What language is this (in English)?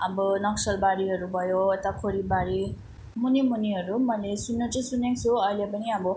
Nepali